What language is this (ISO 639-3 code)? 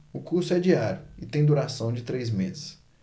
por